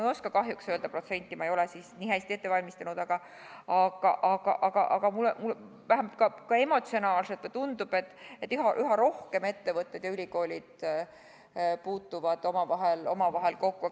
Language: Estonian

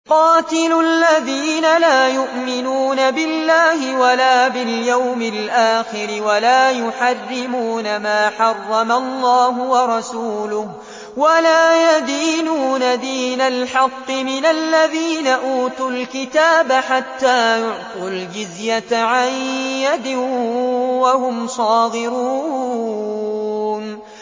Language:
Arabic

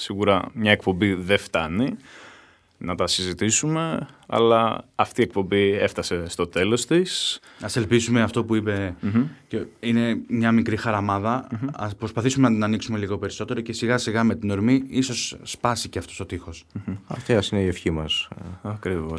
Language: Greek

